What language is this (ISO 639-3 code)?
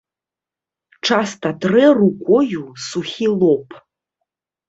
bel